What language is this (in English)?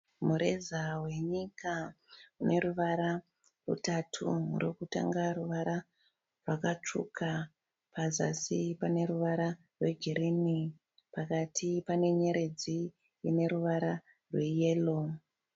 Shona